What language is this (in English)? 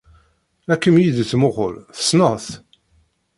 Kabyle